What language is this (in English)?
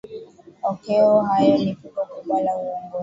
Swahili